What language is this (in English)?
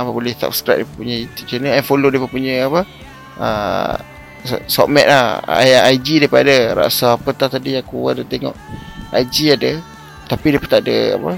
Malay